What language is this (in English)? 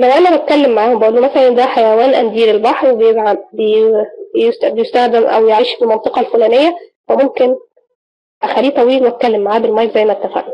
Arabic